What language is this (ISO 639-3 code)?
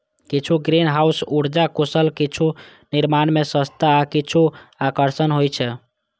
mai